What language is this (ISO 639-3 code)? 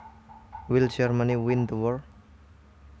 jav